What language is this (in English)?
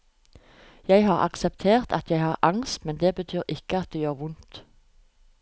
Norwegian